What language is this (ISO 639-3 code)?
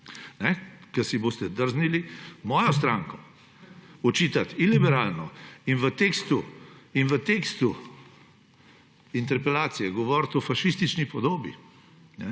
slv